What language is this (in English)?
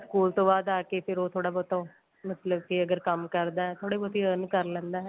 Punjabi